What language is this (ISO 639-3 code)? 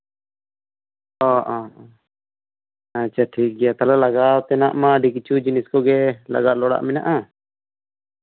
sat